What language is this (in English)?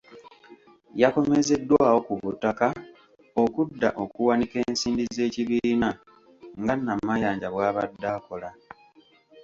Ganda